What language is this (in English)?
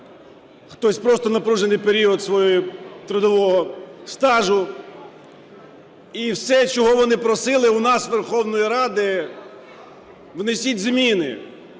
Ukrainian